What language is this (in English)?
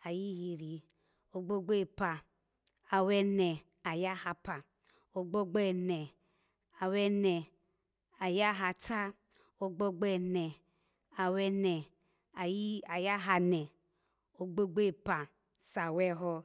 Alago